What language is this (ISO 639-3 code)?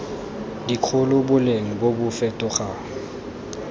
tsn